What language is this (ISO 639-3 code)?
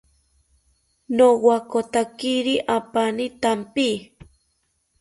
cpy